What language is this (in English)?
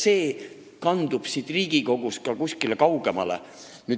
Estonian